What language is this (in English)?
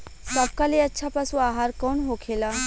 Bhojpuri